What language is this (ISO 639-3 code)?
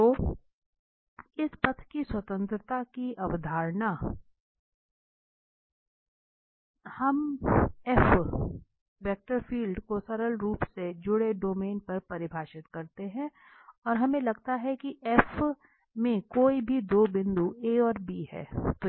hin